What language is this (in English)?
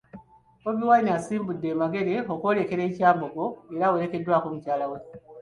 Ganda